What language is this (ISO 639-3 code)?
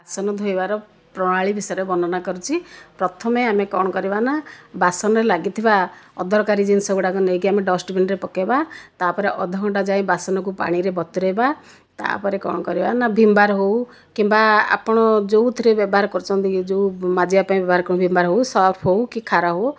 ori